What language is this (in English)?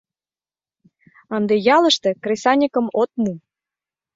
Mari